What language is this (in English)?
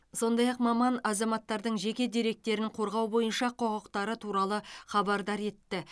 Kazakh